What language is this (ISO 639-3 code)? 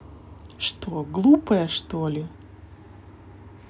rus